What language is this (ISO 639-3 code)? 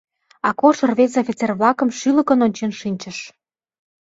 chm